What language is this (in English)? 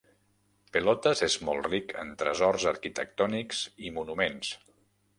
Catalan